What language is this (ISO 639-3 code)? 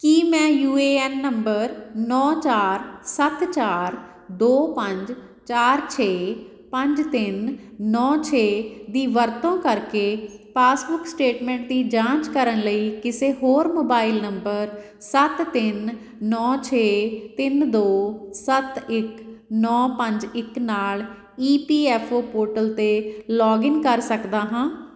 pan